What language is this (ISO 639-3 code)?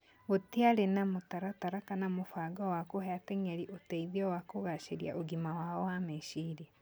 kik